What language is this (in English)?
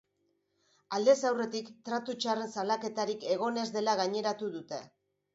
Basque